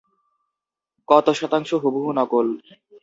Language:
Bangla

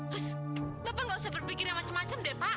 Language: Indonesian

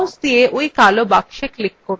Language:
Bangla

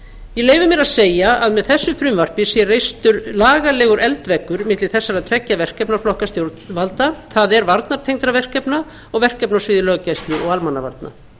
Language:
Icelandic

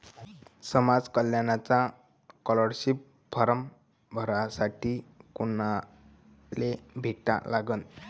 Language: Marathi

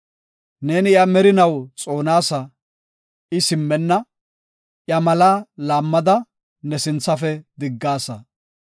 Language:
Gofa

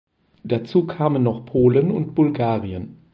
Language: German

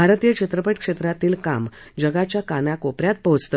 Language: Marathi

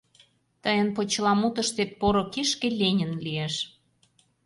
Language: Mari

